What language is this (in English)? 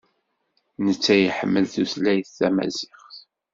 Kabyle